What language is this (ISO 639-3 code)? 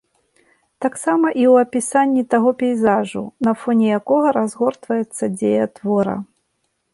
bel